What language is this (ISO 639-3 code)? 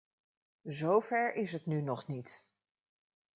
nld